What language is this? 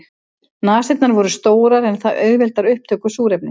Icelandic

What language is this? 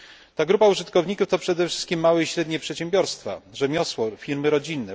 Polish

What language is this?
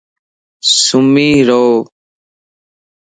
Lasi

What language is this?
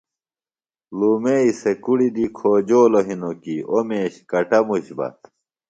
Phalura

